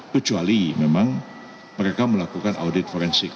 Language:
Indonesian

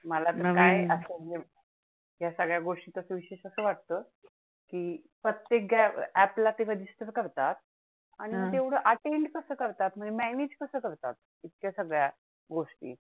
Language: Marathi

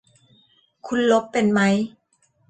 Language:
Thai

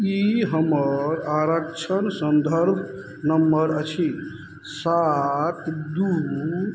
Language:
Maithili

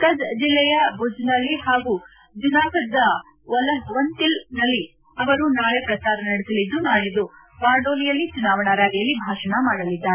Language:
Kannada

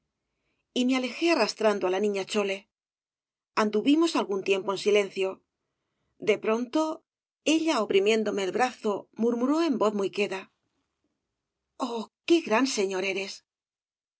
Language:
Spanish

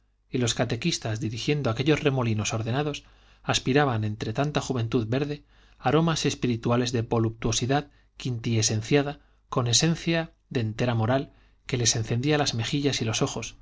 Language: Spanish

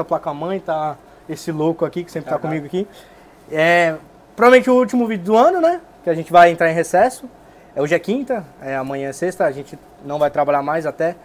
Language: Portuguese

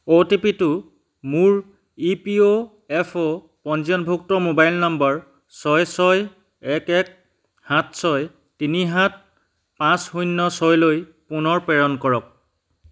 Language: Assamese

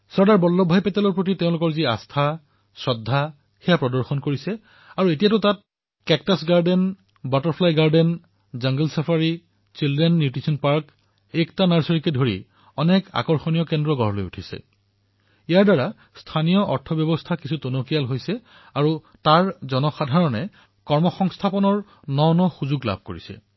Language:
Assamese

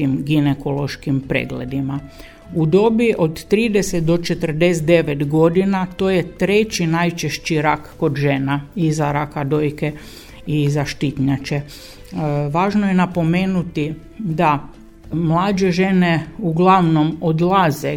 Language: Croatian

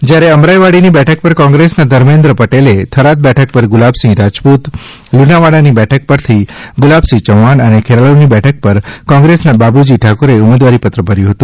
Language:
Gujarati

